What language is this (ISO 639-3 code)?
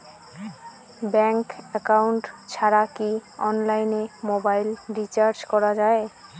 ben